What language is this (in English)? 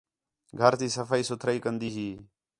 Khetrani